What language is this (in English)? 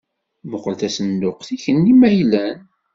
Kabyle